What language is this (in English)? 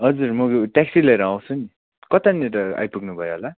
Nepali